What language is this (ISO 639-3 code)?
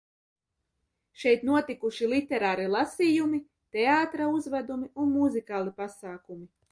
lav